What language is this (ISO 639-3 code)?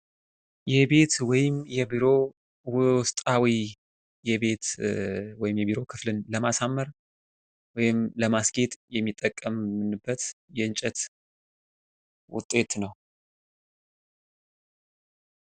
amh